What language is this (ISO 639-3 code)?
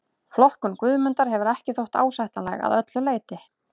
isl